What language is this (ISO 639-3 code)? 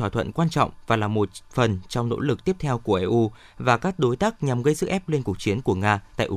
vie